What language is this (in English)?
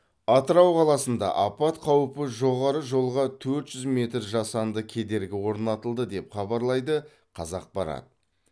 Kazakh